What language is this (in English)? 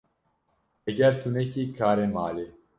Kurdish